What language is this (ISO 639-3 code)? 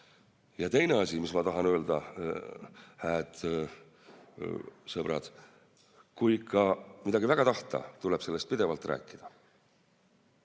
est